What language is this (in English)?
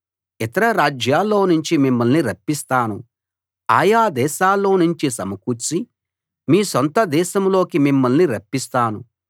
Telugu